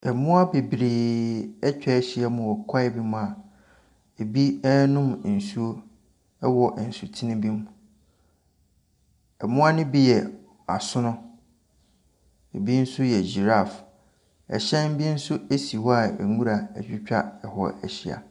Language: Akan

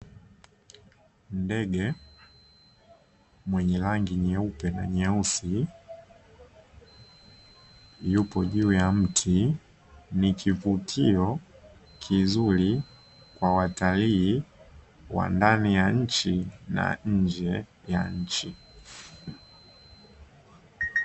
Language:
Swahili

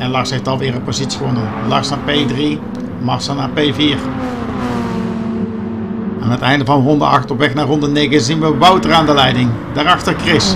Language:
Dutch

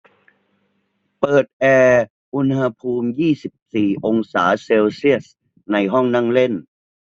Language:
Thai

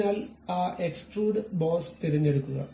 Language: Malayalam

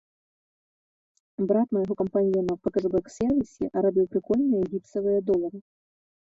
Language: Belarusian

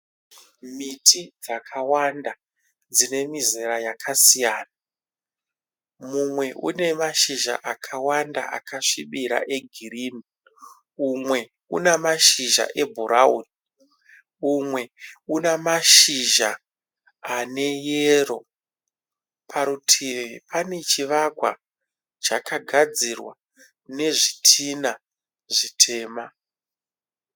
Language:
Shona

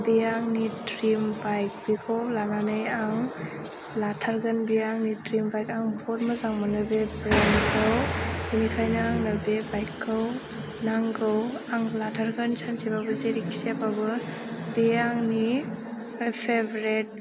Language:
Bodo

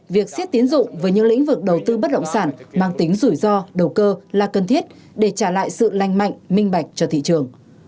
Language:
Vietnamese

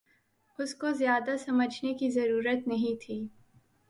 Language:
Urdu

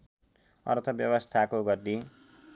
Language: Nepali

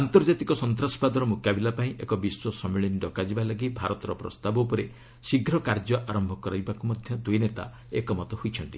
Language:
Odia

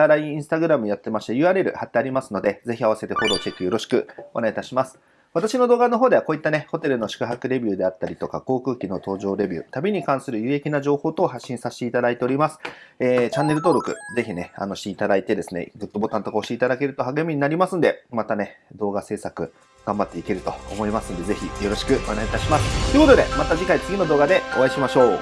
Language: Japanese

